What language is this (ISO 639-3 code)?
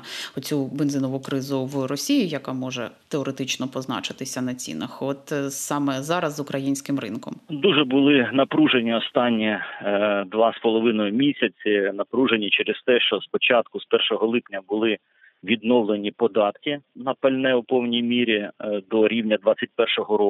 ukr